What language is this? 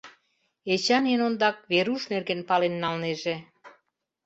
Mari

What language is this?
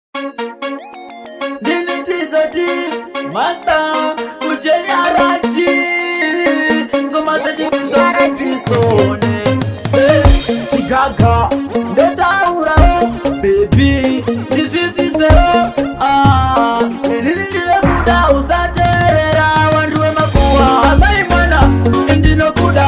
Arabic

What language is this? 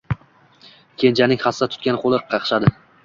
Uzbek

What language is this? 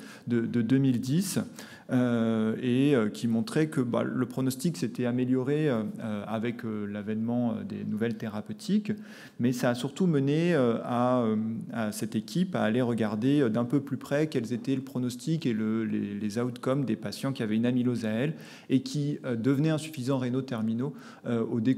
French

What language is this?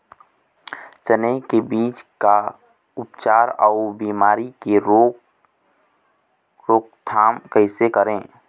Chhattisgarhi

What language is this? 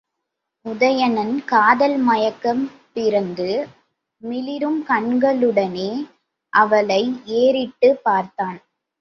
Tamil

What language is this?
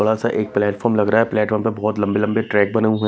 Hindi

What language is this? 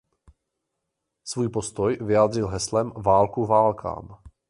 Czech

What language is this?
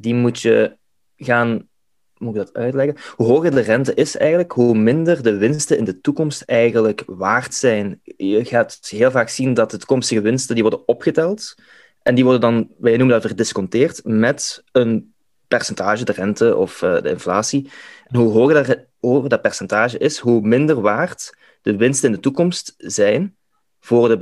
Dutch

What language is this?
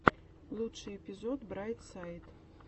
Russian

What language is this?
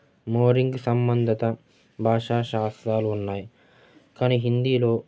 Telugu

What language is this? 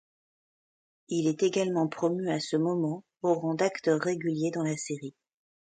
French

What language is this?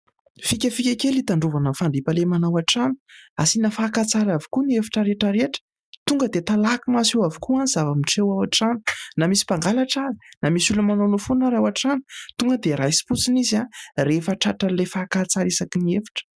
Malagasy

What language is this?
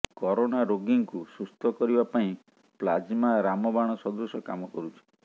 Odia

